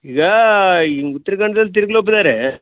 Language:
Kannada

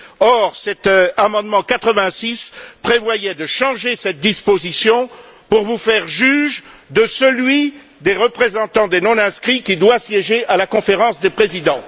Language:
French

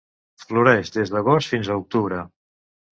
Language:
Catalan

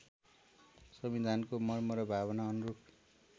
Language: Nepali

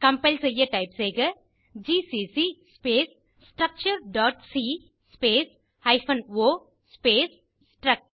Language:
Tamil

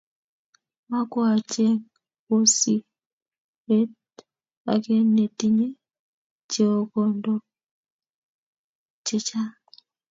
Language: Kalenjin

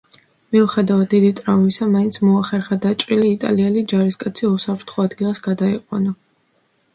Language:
Georgian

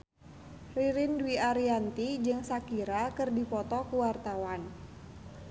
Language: Sundanese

